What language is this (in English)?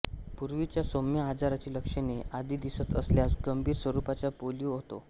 Marathi